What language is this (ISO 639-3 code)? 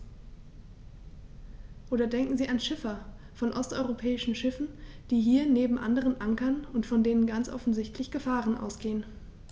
deu